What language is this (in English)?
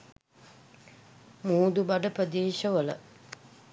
Sinhala